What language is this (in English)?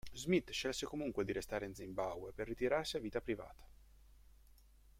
Italian